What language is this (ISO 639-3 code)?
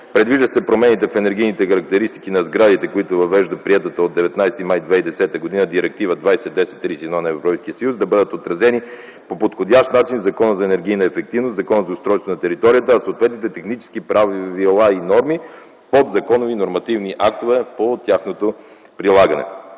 bul